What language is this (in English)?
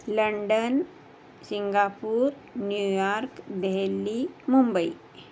Sanskrit